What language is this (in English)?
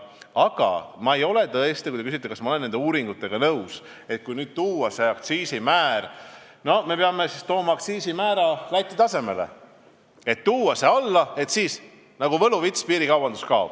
Estonian